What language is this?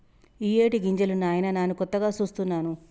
Telugu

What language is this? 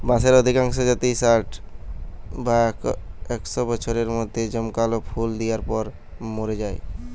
Bangla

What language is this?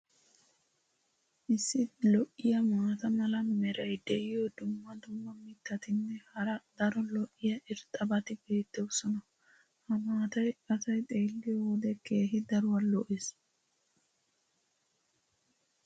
Wolaytta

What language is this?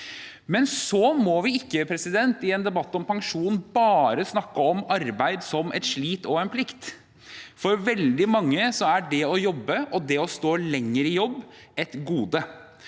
Norwegian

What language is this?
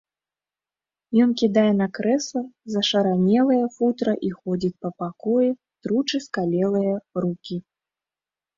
Belarusian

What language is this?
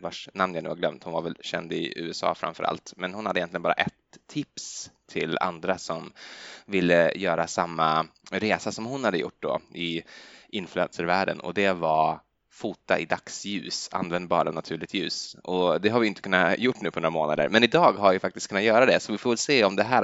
Swedish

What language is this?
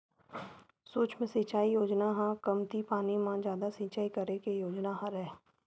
Chhattisgarhi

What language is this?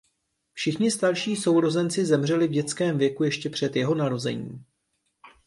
Czech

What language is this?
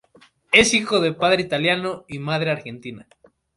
Spanish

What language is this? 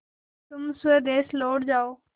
Hindi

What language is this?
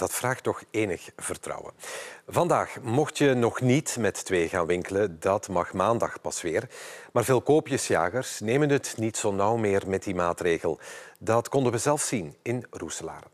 Dutch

